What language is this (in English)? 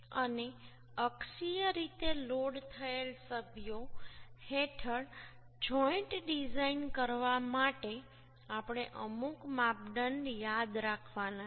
Gujarati